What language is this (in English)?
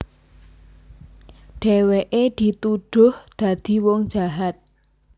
Javanese